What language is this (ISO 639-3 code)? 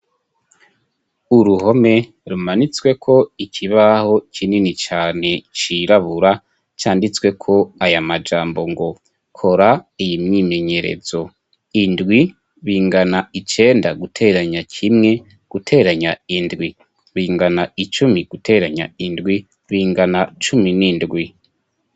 run